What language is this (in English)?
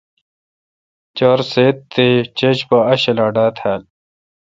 Kalkoti